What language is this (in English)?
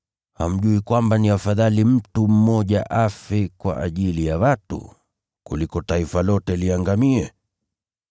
Swahili